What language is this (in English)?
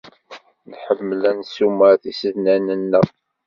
Kabyle